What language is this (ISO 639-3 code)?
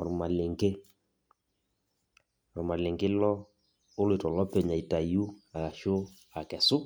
mas